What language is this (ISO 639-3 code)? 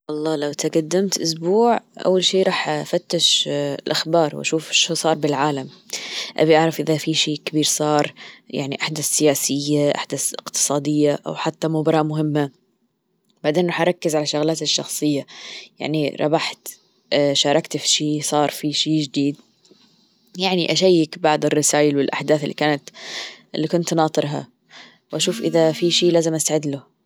afb